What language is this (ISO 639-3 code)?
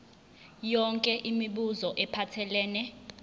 zul